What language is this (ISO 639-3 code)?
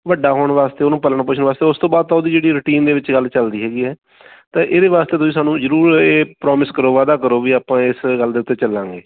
pan